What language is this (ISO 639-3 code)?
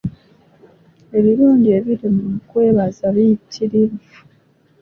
lug